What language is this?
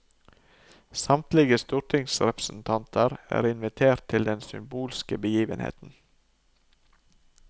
Norwegian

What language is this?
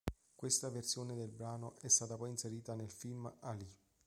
Italian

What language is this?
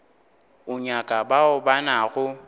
Northern Sotho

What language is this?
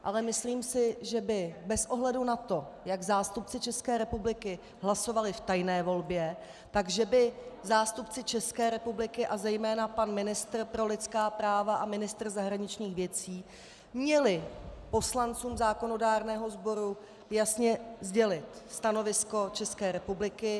Czech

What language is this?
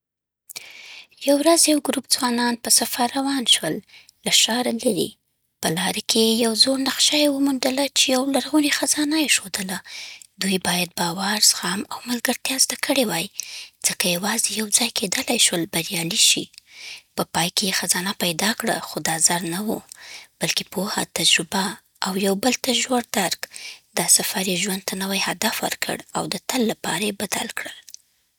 Southern Pashto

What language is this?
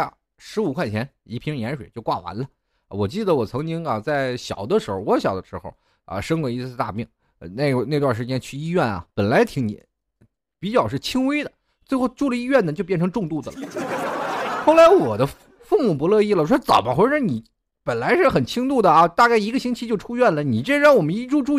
Chinese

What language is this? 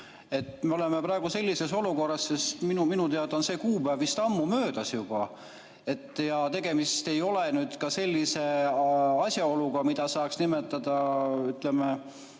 Estonian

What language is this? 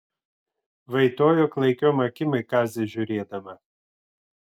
Lithuanian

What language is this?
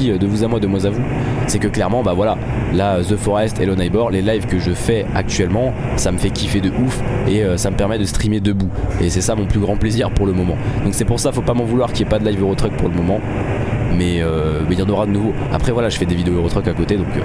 French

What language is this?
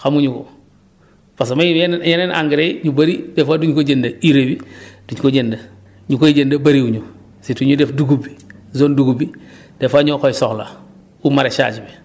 Wolof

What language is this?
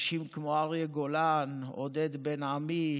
Hebrew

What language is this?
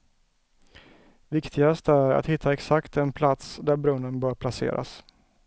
Swedish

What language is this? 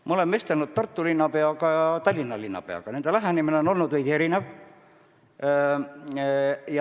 Estonian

